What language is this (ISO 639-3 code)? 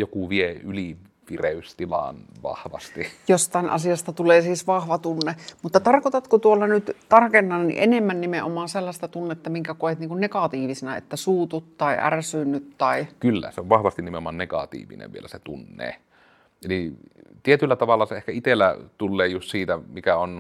fin